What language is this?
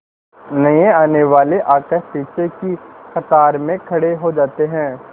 Hindi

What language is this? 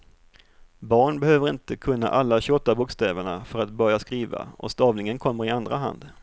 Swedish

